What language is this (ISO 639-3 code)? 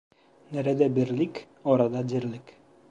tur